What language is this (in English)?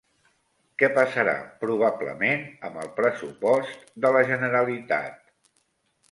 Catalan